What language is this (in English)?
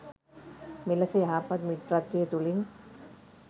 Sinhala